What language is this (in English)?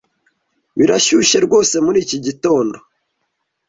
Kinyarwanda